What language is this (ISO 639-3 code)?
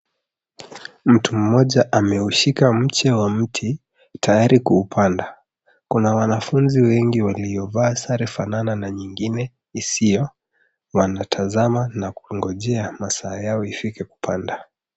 swa